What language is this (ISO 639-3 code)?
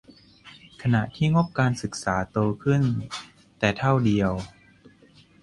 tha